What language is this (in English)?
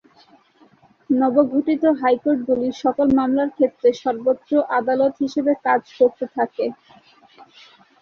Bangla